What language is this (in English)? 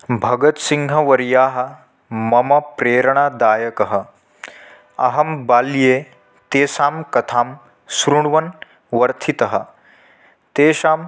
Sanskrit